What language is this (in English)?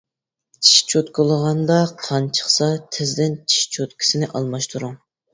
Uyghur